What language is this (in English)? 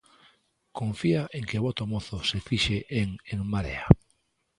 Galician